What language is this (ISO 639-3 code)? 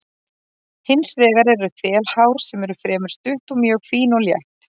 isl